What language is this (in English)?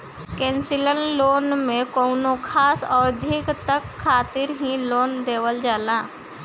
Bhojpuri